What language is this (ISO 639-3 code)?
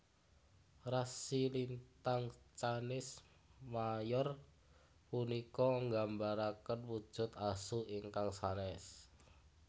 jav